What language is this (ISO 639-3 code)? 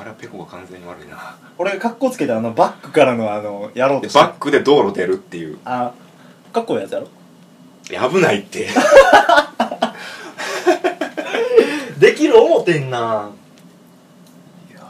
jpn